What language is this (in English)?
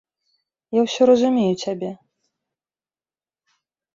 Belarusian